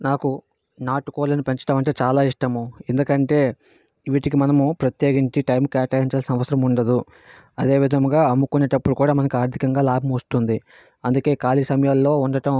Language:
Telugu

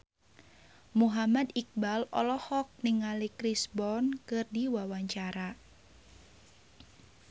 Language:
Sundanese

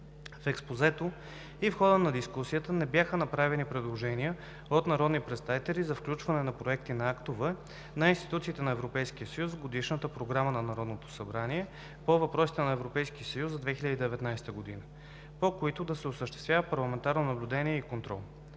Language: Bulgarian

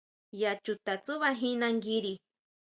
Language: Huautla Mazatec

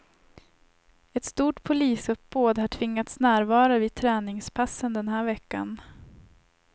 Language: Swedish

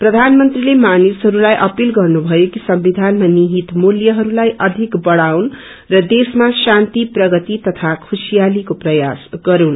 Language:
Nepali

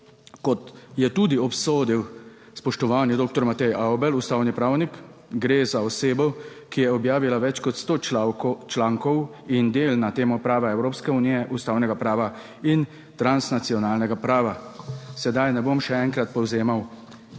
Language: Slovenian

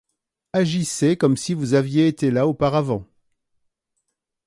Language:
French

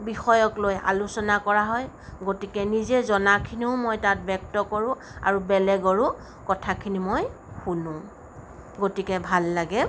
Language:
Assamese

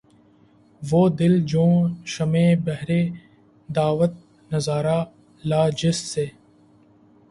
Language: Urdu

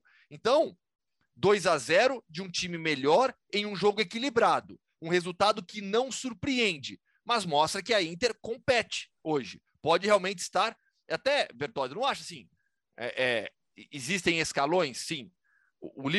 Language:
Portuguese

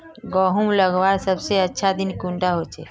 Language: Magahi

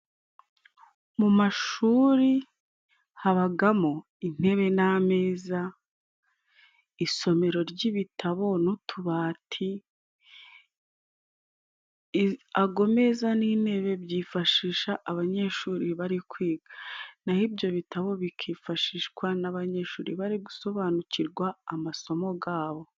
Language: Kinyarwanda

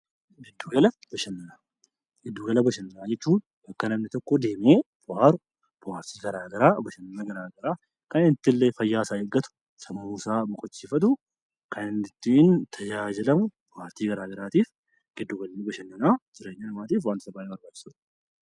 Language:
Oromo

